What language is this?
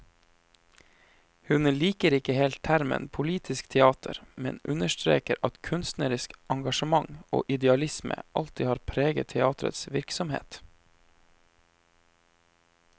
Norwegian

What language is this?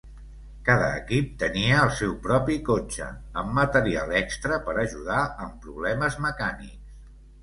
Catalan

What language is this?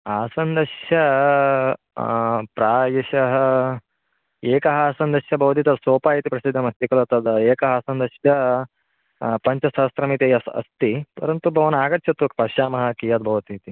Sanskrit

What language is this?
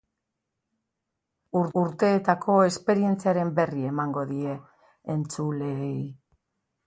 Basque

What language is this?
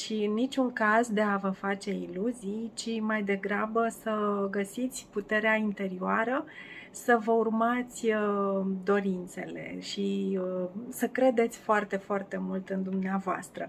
Romanian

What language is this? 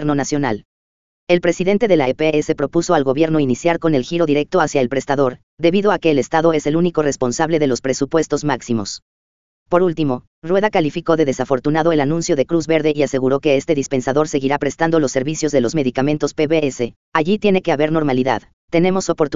Spanish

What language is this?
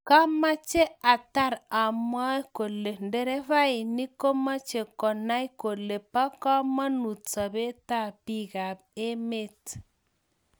Kalenjin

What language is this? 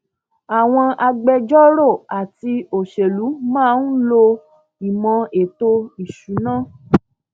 Yoruba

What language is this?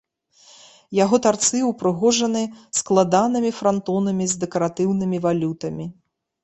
Belarusian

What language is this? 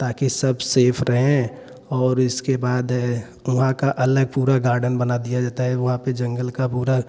Hindi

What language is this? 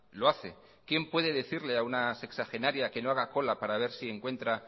Spanish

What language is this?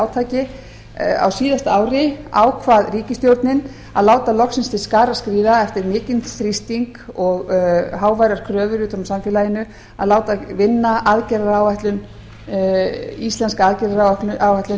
Icelandic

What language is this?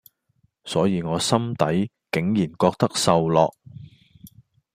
Cantonese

